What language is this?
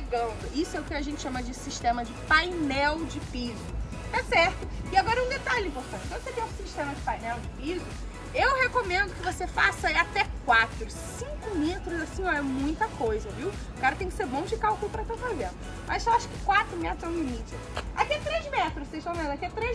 Portuguese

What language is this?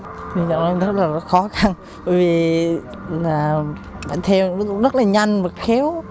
Vietnamese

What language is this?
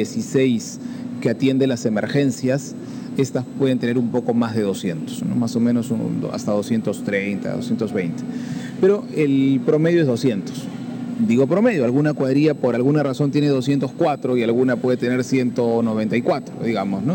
Spanish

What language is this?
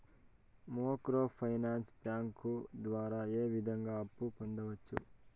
Telugu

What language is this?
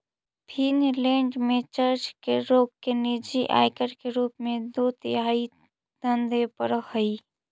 Magahi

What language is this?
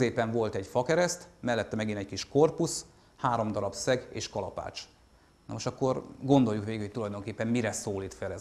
Hungarian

